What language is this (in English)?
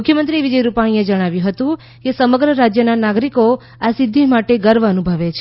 Gujarati